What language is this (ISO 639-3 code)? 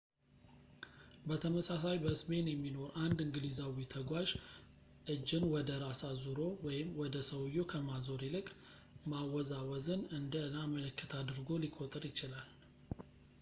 amh